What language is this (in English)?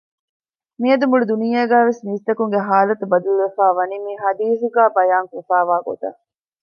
Divehi